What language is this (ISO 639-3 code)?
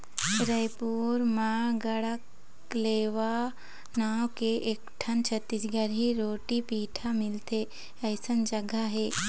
hne